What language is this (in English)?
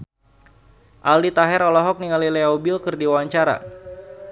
Sundanese